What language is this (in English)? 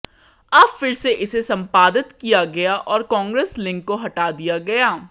Hindi